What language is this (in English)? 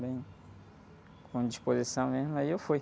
Portuguese